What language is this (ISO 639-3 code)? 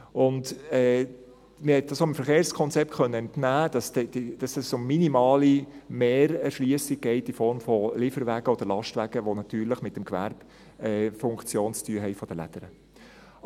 gsw